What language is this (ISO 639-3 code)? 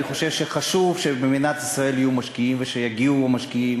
heb